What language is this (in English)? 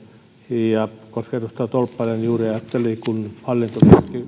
Finnish